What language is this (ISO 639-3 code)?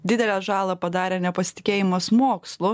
lit